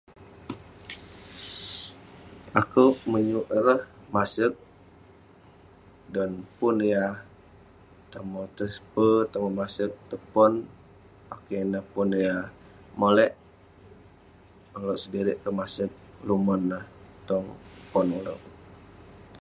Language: Western Penan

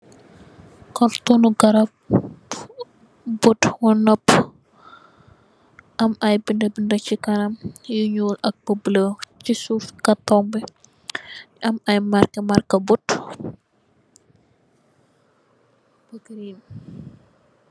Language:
Wolof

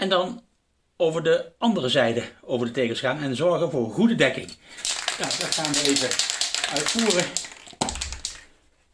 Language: Dutch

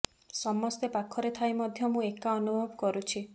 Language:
Odia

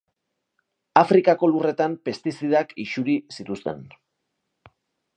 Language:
Basque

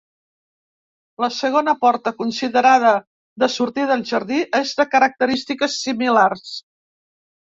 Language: Catalan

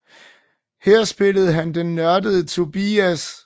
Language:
Danish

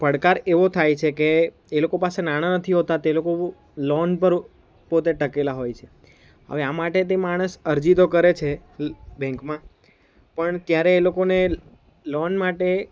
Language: Gujarati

